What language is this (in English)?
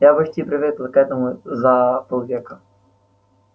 Russian